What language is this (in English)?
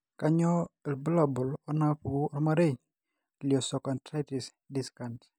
Masai